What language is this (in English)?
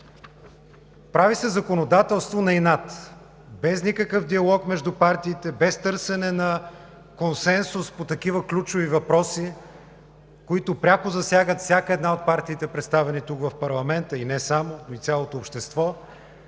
Bulgarian